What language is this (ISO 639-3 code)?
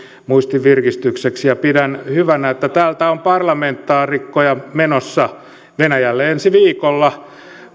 fin